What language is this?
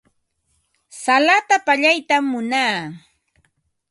Ambo-Pasco Quechua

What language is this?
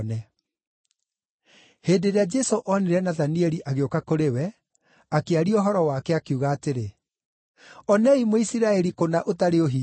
Kikuyu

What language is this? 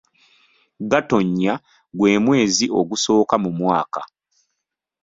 Ganda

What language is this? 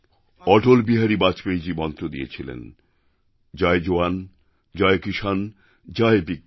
Bangla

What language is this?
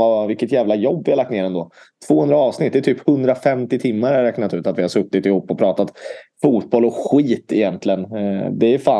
Swedish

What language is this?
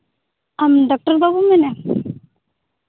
Santali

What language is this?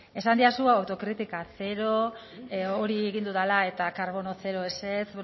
Basque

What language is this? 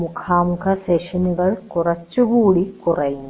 Malayalam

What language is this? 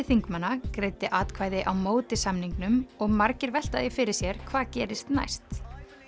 Icelandic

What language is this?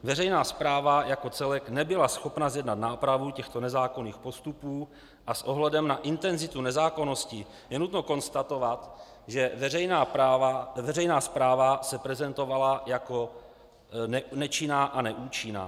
Czech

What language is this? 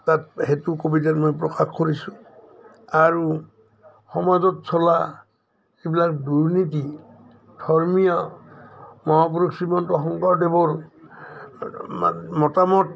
Assamese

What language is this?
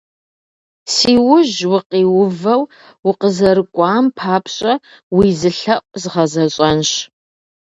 Kabardian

